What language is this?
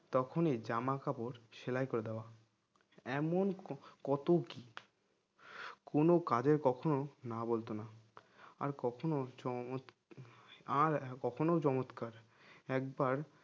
Bangla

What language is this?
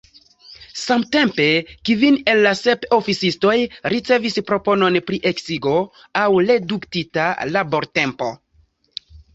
Esperanto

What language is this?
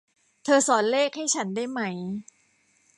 Thai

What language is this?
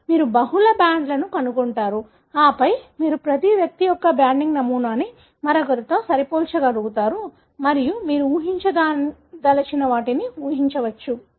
Telugu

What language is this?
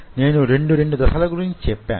Telugu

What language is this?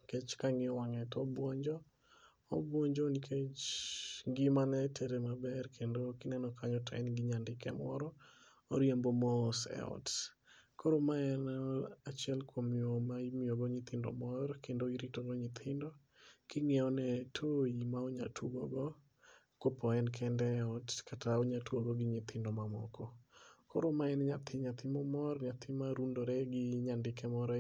Luo (Kenya and Tanzania)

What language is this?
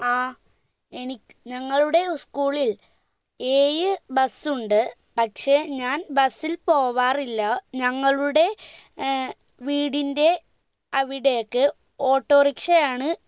Malayalam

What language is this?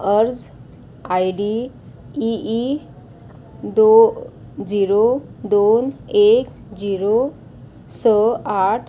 Konkani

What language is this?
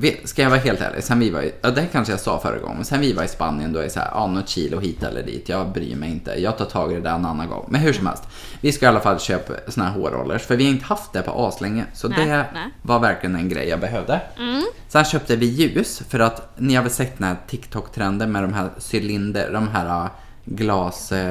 Swedish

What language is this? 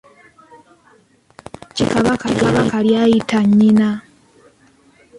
Ganda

